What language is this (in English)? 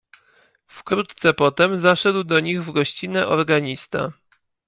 Polish